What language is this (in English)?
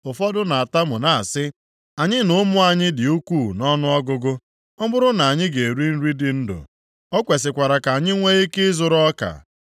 Igbo